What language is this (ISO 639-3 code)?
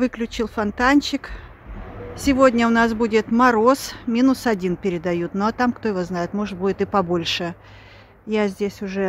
rus